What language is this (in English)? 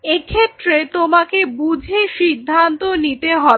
Bangla